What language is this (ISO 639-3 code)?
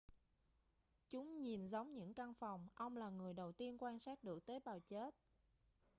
vie